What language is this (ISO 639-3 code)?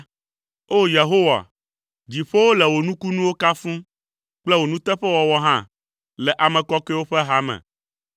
ewe